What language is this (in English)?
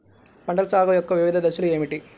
Telugu